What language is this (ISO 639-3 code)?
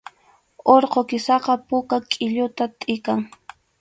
qxu